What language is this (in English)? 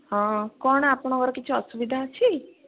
Odia